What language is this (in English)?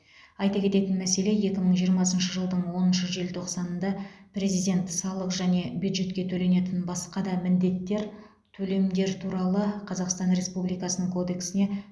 Kazakh